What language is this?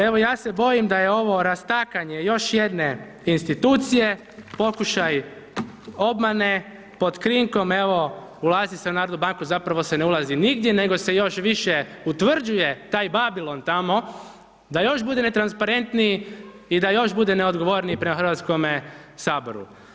Croatian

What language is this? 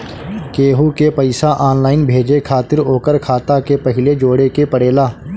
Bhojpuri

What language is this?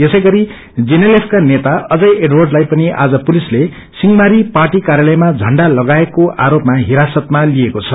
Nepali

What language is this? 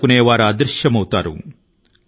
Telugu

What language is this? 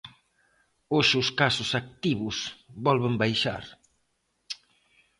Galician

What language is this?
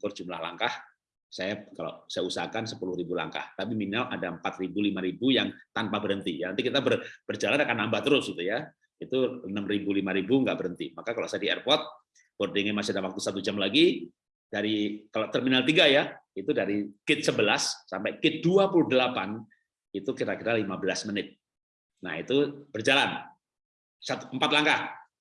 Indonesian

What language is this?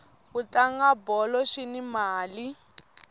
Tsonga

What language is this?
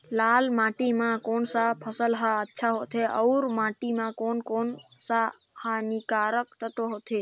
Chhattisgarhi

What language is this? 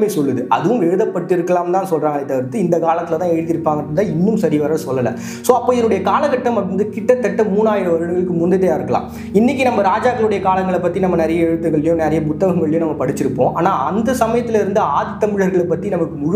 Tamil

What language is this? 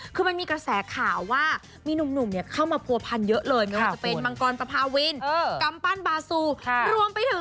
Thai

